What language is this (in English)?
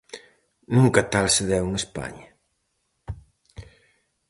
Galician